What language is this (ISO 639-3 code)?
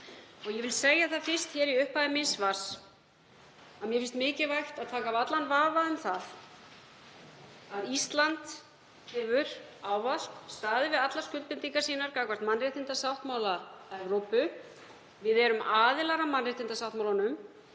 isl